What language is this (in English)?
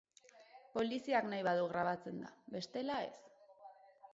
Basque